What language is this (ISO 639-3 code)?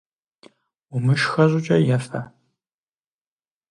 kbd